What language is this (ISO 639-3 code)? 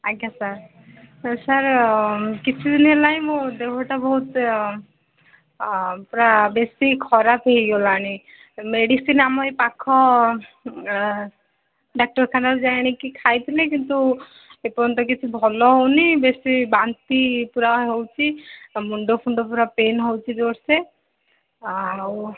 ori